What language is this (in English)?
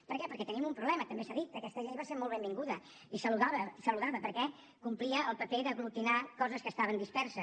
Catalan